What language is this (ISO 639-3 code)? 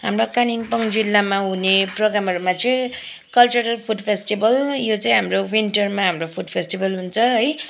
nep